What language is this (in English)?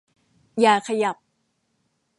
Thai